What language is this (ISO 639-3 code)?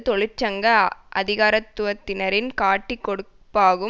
tam